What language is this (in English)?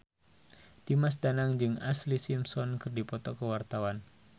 Sundanese